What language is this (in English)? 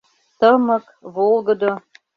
Mari